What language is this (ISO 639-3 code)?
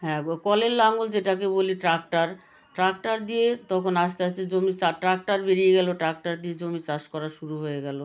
ben